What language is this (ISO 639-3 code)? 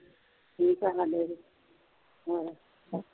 pan